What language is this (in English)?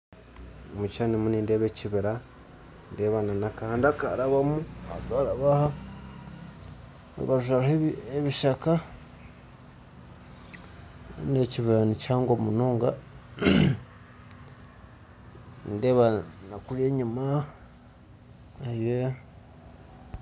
Nyankole